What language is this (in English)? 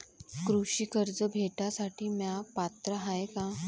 Marathi